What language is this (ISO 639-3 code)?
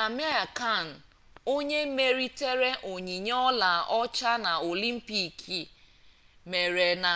ibo